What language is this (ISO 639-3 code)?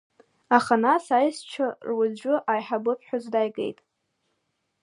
abk